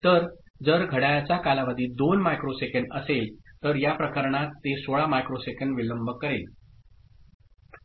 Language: Marathi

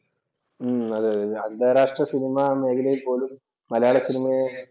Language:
Malayalam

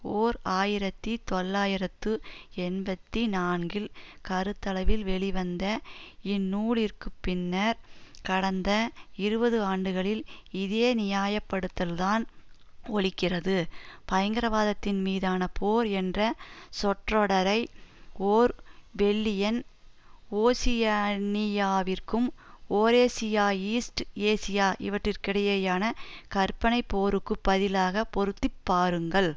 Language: Tamil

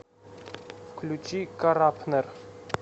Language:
Russian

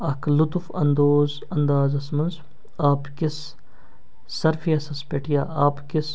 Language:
Kashmiri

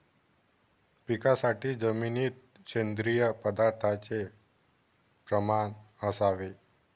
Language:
Marathi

